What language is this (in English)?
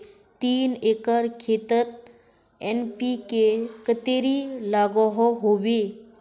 Magahi